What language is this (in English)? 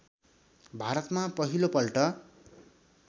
Nepali